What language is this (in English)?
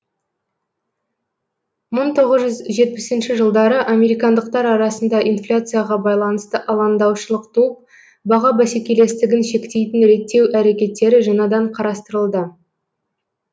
Kazakh